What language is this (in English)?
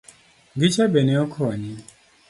Luo (Kenya and Tanzania)